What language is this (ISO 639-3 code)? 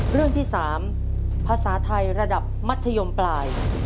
tha